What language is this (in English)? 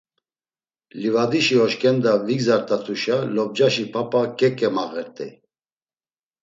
Laz